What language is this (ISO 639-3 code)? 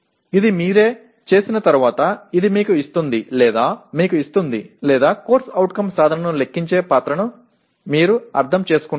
tel